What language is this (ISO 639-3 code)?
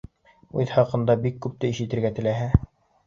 bak